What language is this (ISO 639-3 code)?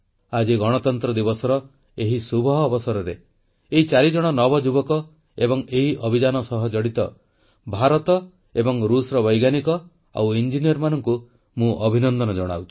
ori